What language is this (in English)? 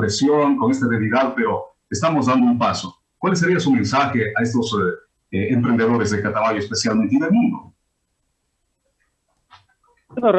Spanish